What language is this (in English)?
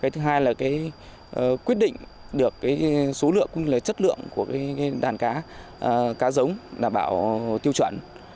Vietnamese